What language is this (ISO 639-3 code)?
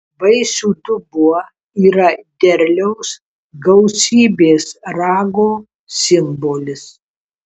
lit